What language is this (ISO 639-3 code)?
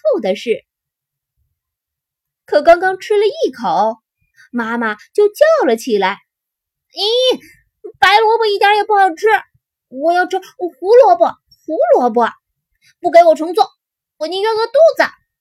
zho